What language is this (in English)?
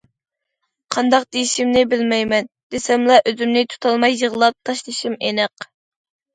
Uyghur